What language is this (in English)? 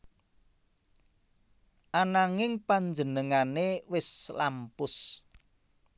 Javanese